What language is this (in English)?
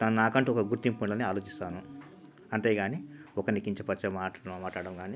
Telugu